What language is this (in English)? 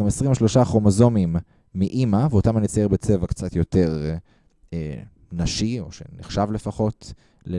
Hebrew